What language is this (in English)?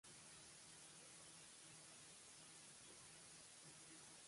Baoulé